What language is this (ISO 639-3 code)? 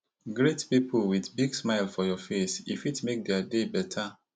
pcm